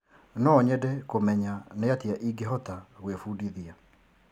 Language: Kikuyu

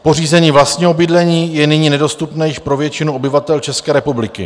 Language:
Czech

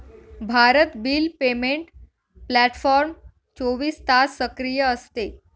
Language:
Marathi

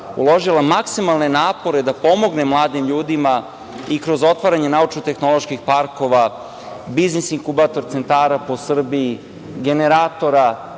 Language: Serbian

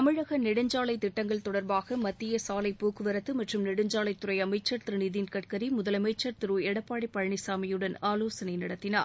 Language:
Tamil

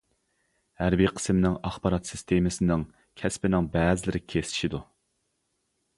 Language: Uyghur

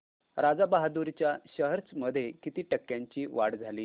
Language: Marathi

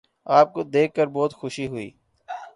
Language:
Urdu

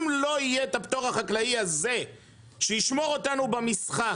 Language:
Hebrew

